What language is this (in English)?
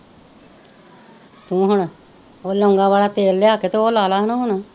Punjabi